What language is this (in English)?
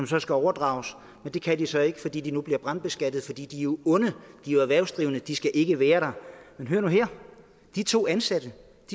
Danish